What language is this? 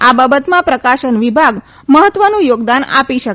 Gujarati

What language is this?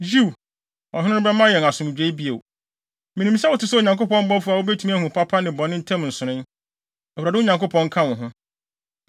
Akan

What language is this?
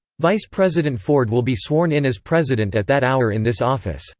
English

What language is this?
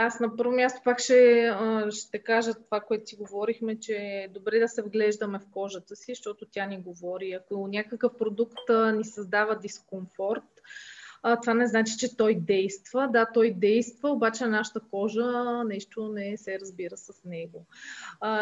Bulgarian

